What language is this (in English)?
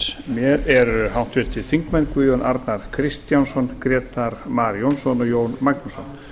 Icelandic